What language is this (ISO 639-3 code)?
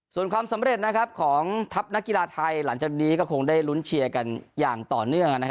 tha